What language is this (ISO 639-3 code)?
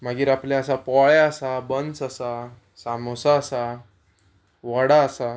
kok